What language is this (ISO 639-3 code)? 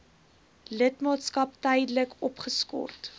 afr